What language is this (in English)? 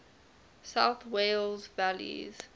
English